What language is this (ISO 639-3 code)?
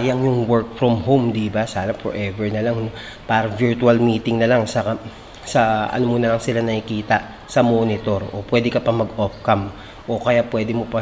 fil